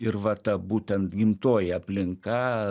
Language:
Lithuanian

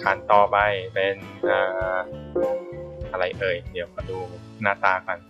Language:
Thai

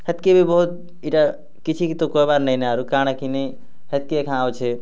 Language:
Odia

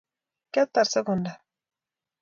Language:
Kalenjin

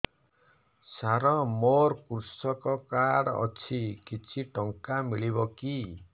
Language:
Odia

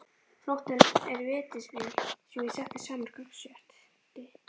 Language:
Icelandic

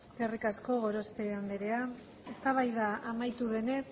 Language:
Basque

